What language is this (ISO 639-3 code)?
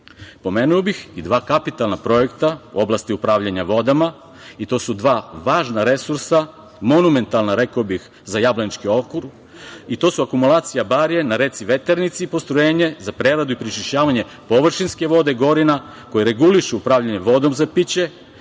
srp